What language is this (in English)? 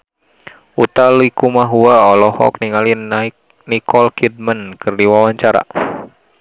Sundanese